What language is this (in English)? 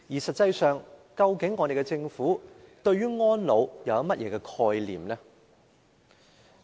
Cantonese